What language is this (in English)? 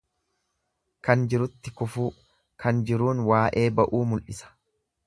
Oromo